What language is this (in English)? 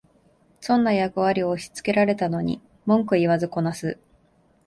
Japanese